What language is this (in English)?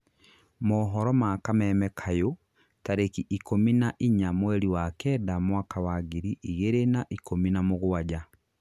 Kikuyu